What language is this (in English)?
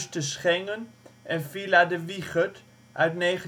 Dutch